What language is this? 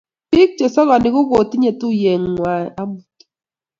Kalenjin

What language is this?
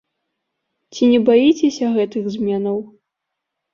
Belarusian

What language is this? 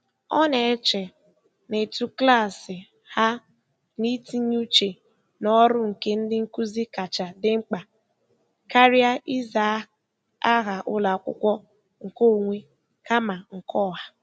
Igbo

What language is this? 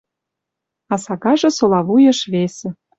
Western Mari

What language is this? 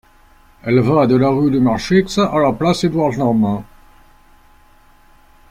French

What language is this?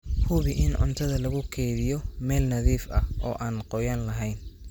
Somali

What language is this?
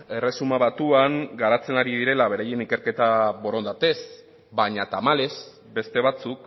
Basque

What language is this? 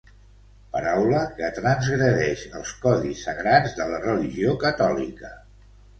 Catalan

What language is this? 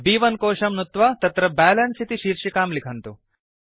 Sanskrit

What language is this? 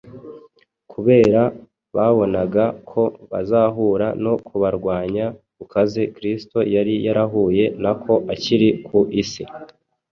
Kinyarwanda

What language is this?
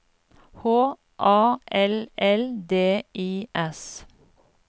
Norwegian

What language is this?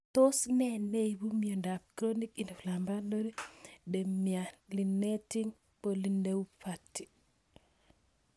Kalenjin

